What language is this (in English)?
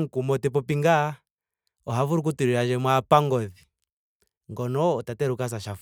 Ndonga